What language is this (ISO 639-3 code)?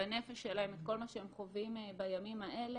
heb